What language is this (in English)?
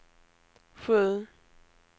Swedish